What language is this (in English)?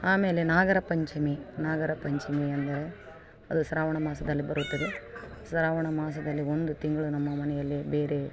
Kannada